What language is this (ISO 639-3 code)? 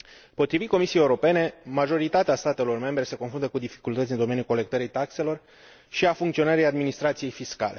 ron